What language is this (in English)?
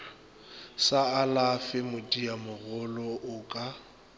Northern Sotho